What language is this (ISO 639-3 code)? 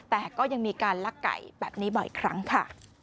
tha